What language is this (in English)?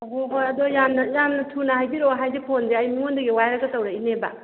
Manipuri